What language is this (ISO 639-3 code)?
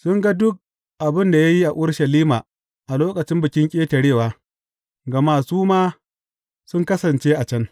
hau